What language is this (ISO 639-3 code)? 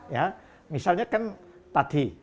ind